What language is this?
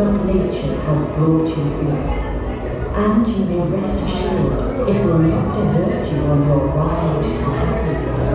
Dutch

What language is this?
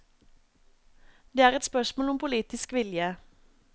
Norwegian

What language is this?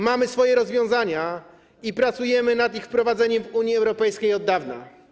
Polish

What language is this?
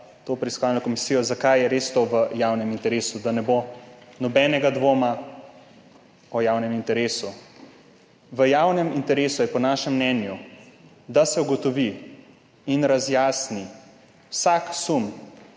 Slovenian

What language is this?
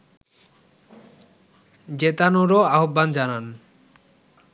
Bangla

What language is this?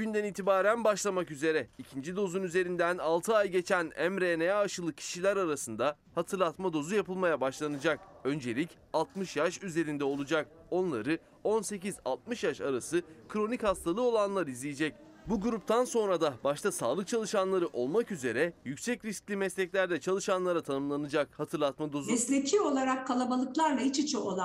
Turkish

